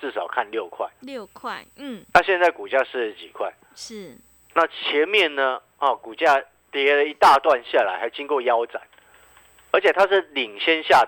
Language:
Chinese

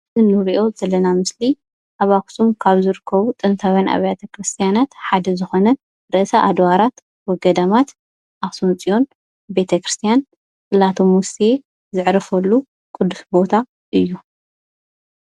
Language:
Tigrinya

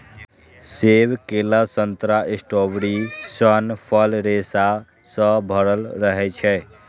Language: Maithili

